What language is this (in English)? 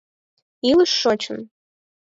Mari